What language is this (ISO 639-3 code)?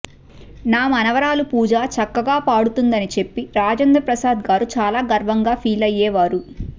tel